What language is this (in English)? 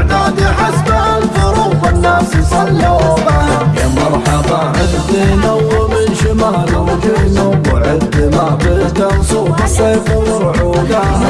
Arabic